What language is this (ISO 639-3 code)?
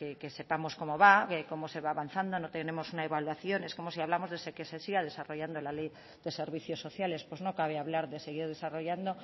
spa